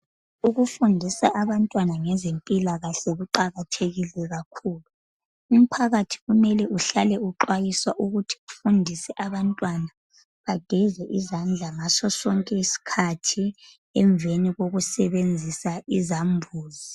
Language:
North Ndebele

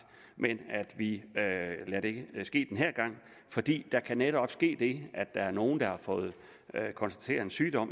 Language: Danish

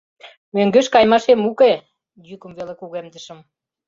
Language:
Mari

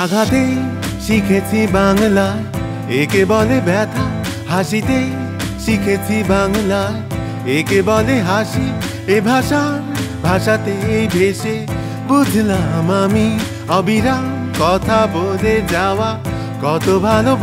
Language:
Arabic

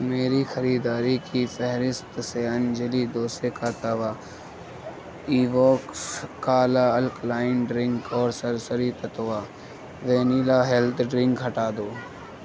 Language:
Urdu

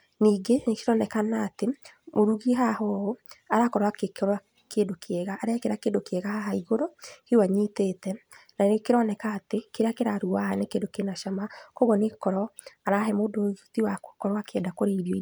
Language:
Kikuyu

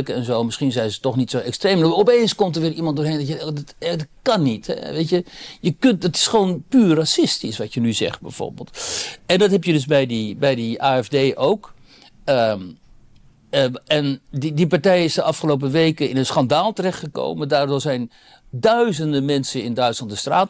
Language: Dutch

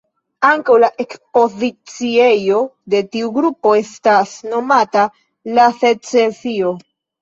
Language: Esperanto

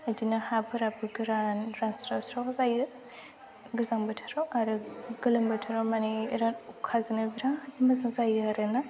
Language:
Bodo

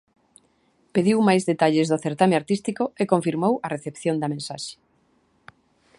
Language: Galician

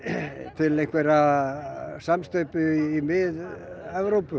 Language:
Icelandic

